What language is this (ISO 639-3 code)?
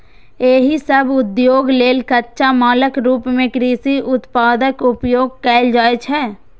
mai